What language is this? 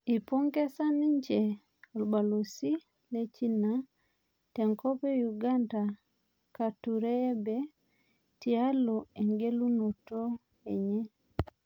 Masai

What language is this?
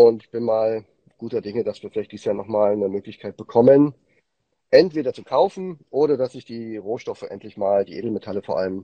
German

